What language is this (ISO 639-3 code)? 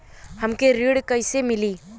bho